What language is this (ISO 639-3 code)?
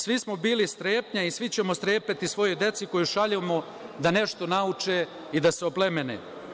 srp